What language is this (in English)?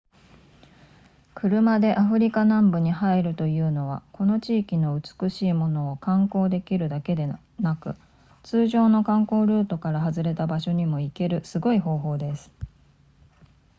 Japanese